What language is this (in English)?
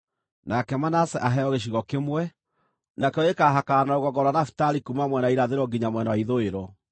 Kikuyu